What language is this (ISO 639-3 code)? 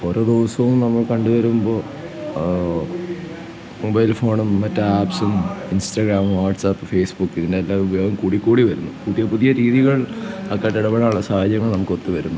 mal